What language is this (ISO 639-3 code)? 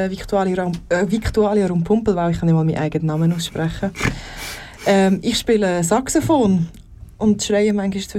deu